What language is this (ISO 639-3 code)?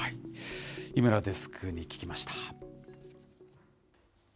jpn